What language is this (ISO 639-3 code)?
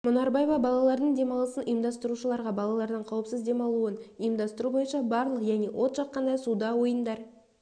kaz